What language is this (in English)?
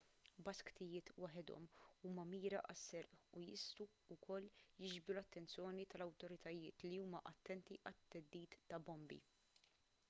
Maltese